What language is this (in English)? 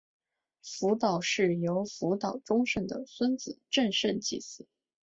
Chinese